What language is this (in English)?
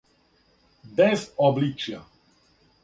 Serbian